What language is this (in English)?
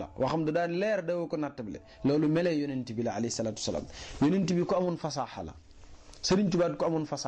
French